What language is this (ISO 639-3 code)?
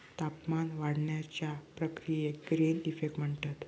mar